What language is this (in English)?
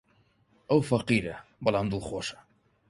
Central Kurdish